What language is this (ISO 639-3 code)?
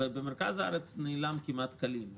heb